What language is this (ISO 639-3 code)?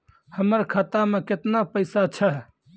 mai